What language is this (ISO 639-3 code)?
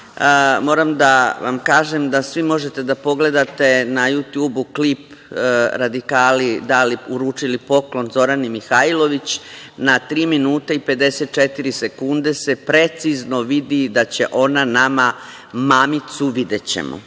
srp